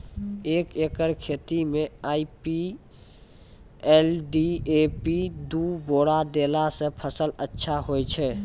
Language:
Maithili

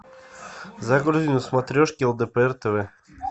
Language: Russian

